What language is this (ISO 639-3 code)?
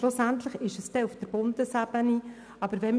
gsw